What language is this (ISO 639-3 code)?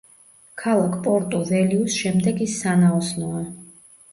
kat